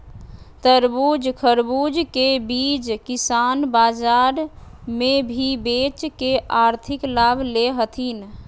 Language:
Magahi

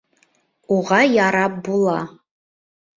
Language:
Bashkir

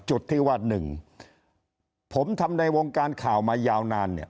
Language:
Thai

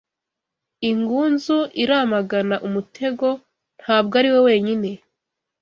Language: Kinyarwanda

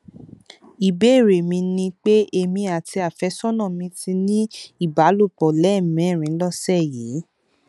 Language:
Yoruba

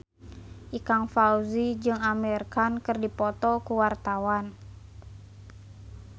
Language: Sundanese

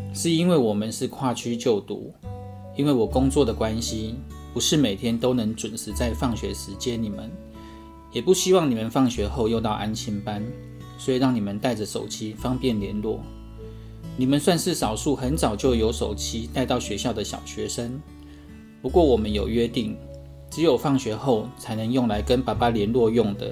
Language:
Chinese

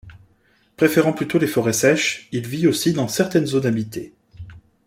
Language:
French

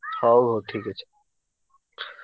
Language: Odia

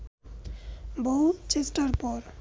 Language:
Bangla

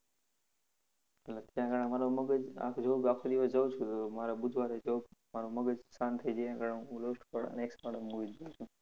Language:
Gujarati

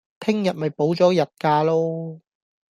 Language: Cantonese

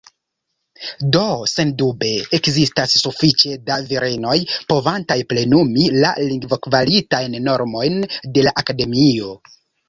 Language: Esperanto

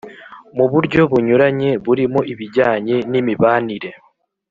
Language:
Kinyarwanda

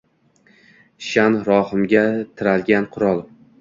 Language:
Uzbek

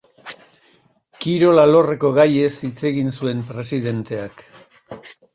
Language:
Basque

